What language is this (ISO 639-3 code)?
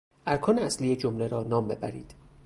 fas